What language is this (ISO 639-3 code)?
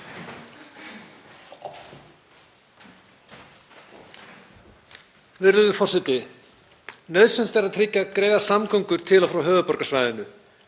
isl